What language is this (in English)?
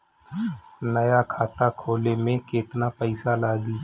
Bhojpuri